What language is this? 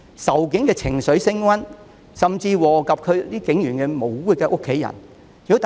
Cantonese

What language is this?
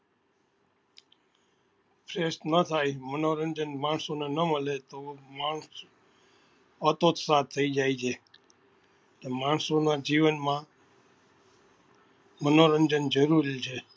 Gujarati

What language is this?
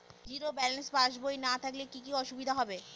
Bangla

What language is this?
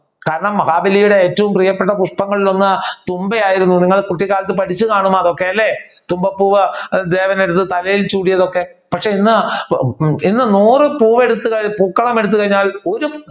Malayalam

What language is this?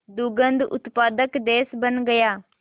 Hindi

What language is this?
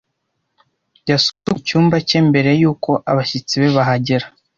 Kinyarwanda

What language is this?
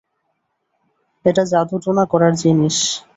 Bangla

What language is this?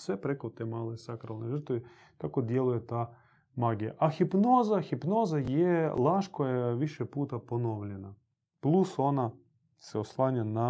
Croatian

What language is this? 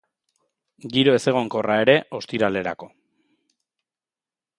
Basque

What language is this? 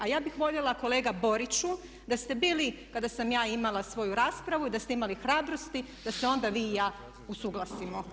Croatian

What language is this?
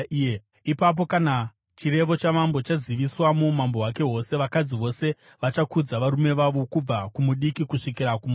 Shona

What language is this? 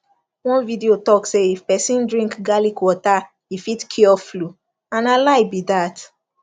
Nigerian Pidgin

